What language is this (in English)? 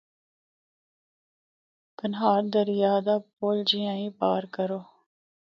Northern Hindko